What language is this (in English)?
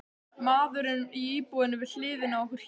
Icelandic